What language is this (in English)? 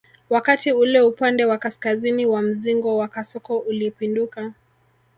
Swahili